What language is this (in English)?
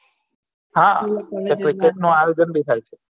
Gujarati